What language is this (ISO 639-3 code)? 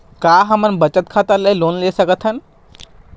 hne